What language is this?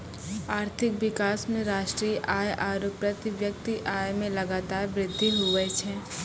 Maithili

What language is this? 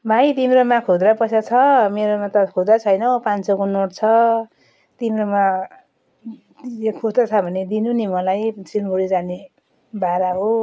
Nepali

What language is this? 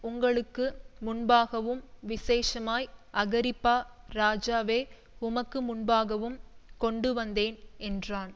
Tamil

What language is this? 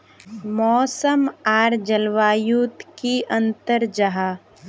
Magahi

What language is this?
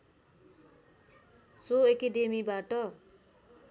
Nepali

